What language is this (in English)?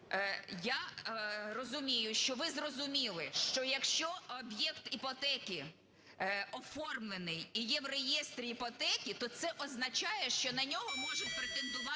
Ukrainian